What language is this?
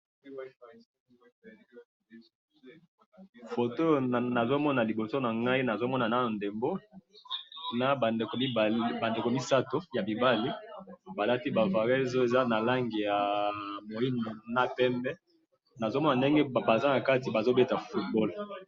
Lingala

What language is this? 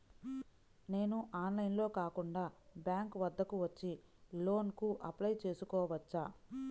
Telugu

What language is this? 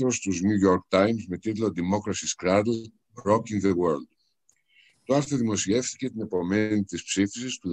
Greek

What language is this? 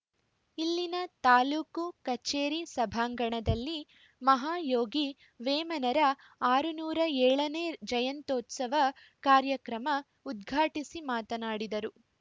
Kannada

